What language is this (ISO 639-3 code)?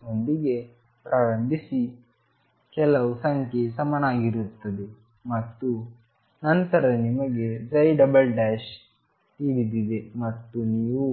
kan